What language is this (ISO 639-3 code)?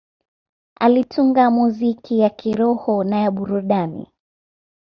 swa